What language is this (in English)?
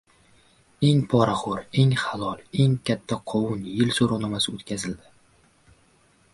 Uzbek